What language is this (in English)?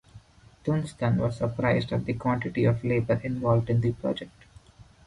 English